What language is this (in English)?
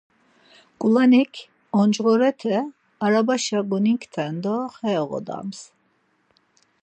Laz